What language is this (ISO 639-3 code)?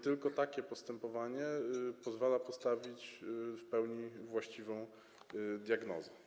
pol